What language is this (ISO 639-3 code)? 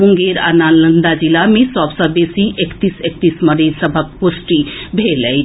mai